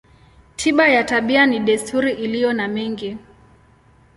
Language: Swahili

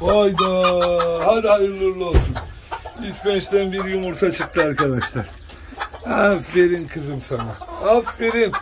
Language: Turkish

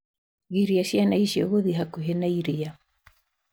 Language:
Kikuyu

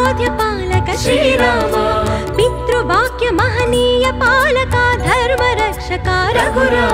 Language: Hindi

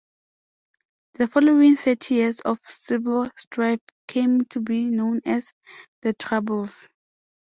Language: English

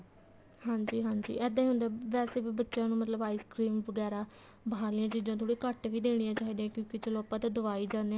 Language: Punjabi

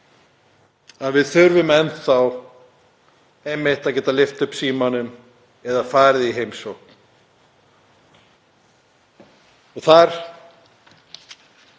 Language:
Icelandic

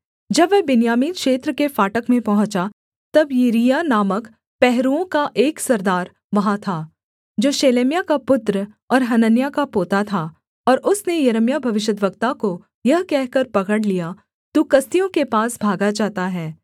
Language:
Hindi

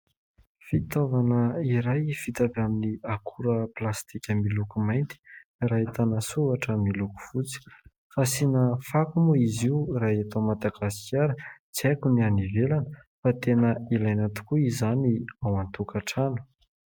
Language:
Malagasy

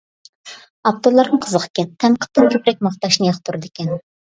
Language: Uyghur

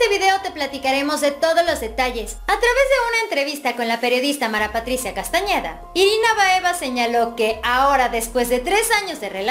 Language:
Spanish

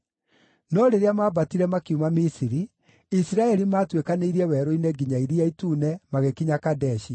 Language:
Kikuyu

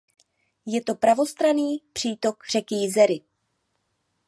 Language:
Czech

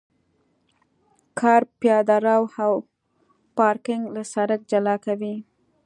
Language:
Pashto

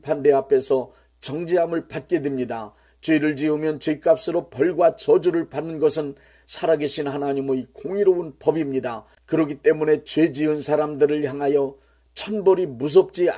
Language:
Korean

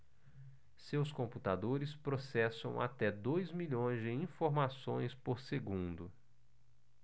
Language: Portuguese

